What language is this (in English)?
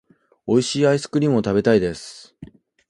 Japanese